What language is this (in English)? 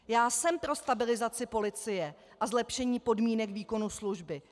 Czech